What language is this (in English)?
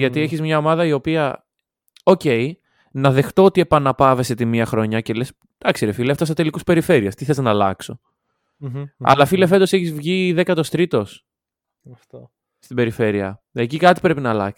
Greek